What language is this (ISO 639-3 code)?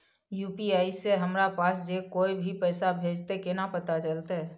mai